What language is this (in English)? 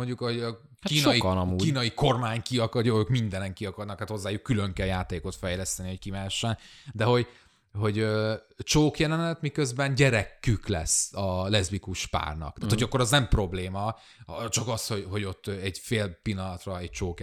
Hungarian